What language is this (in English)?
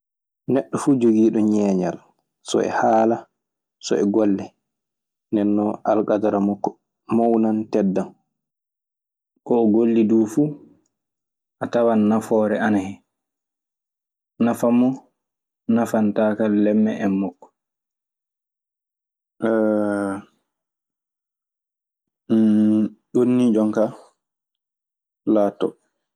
Maasina Fulfulde